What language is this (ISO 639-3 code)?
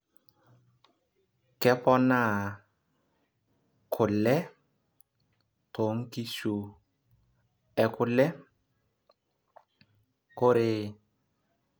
mas